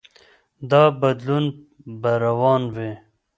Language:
Pashto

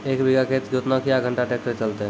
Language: Maithili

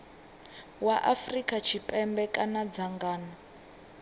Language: Venda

